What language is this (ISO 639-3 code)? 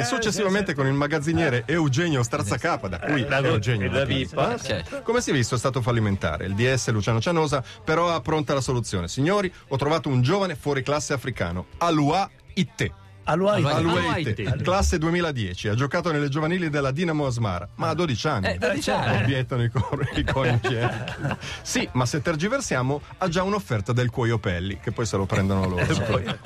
ita